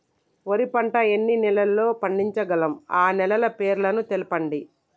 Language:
Telugu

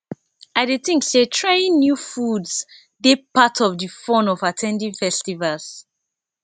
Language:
Nigerian Pidgin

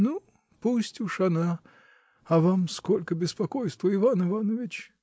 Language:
Russian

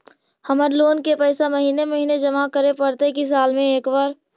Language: Magahi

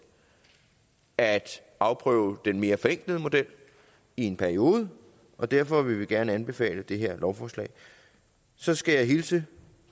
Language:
Danish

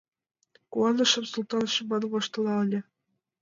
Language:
Mari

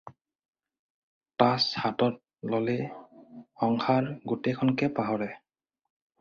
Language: Assamese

